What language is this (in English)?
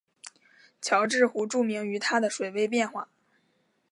Chinese